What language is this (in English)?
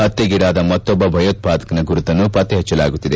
Kannada